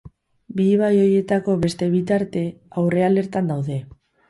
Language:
Basque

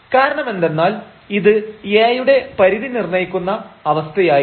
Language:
Malayalam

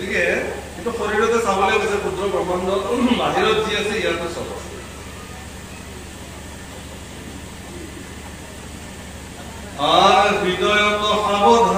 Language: Korean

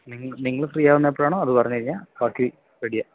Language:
Malayalam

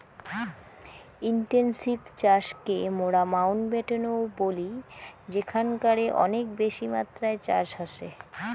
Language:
Bangla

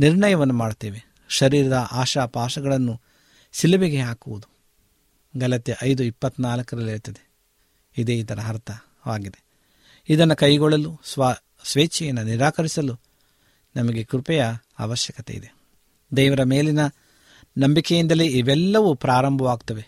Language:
Kannada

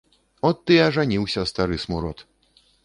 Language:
Belarusian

